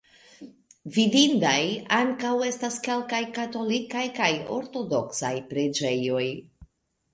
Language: Esperanto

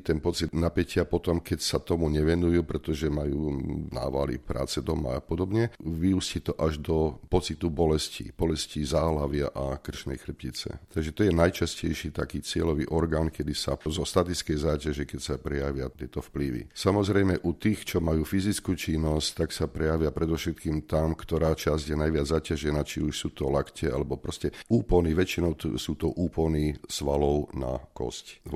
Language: Slovak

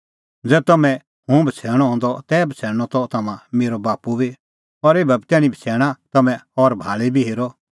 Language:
Kullu Pahari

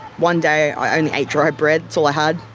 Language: English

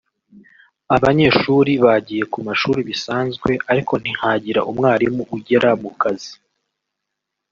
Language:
Kinyarwanda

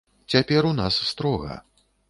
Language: Belarusian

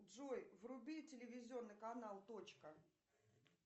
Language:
Russian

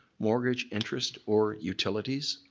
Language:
English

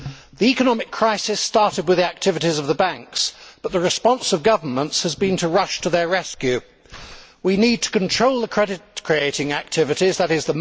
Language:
English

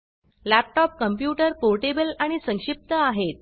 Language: Marathi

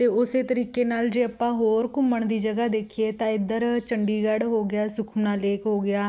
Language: Punjabi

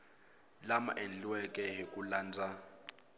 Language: Tsonga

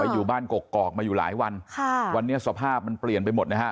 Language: Thai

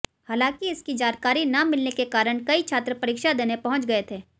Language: Hindi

